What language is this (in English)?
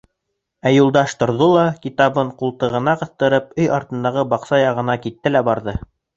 Bashkir